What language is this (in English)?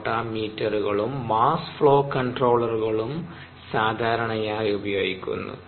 Malayalam